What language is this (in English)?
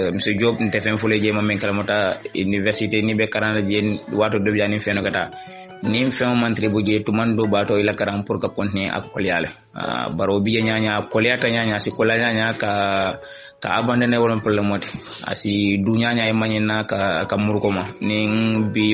Indonesian